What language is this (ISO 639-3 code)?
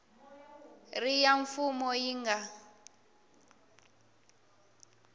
tso